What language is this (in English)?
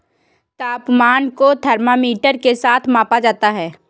Hindi